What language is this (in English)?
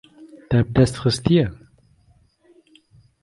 Kurdish